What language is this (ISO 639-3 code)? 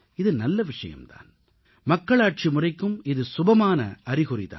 tam